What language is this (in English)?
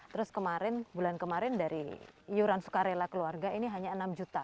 Indonesian